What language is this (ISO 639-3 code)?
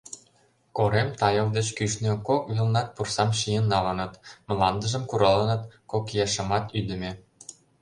chm